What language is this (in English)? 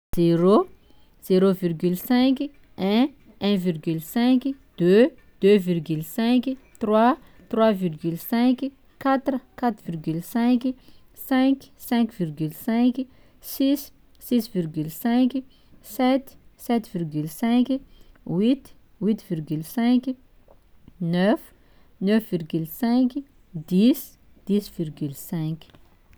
Sakalava Malagasy